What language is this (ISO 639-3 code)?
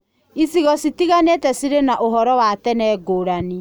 kik